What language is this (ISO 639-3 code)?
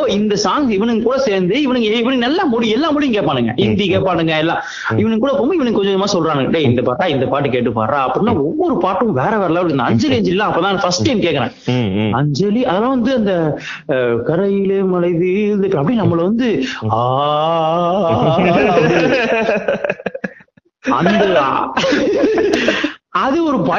tam